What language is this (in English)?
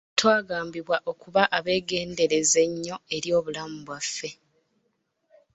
Ganda